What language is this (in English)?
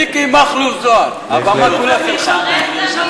Hebrew